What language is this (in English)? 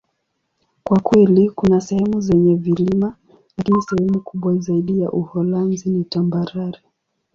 Swahili